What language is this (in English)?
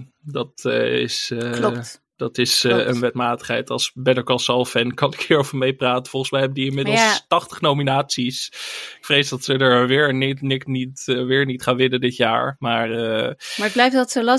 Dutch